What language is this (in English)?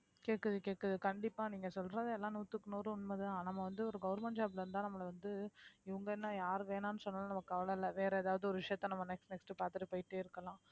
Tamil